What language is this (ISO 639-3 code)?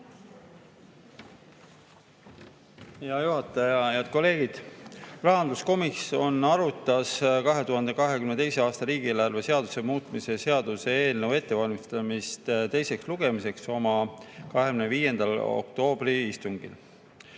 est